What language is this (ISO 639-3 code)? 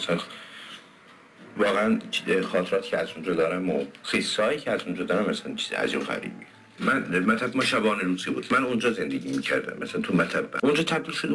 fas